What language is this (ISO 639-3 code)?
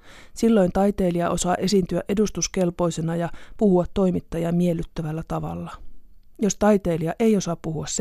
fin